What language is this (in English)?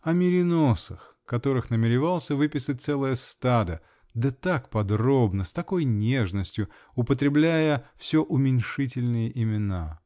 Russian